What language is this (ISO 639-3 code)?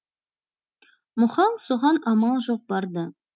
kaz